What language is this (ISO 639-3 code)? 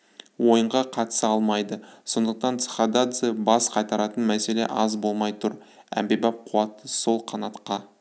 kaz